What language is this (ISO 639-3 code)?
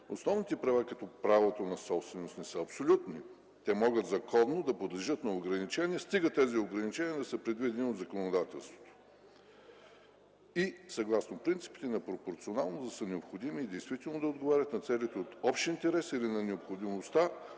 bul